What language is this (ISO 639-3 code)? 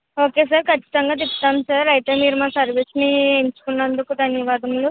tel